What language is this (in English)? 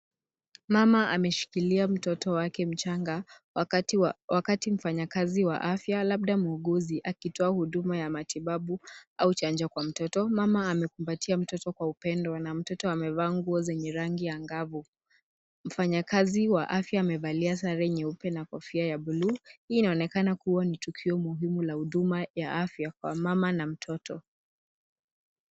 Swahili